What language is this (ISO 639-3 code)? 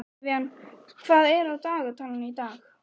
isl